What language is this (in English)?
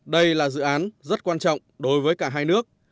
Vietnamese